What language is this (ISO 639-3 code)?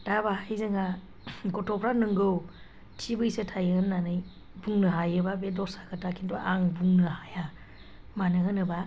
brx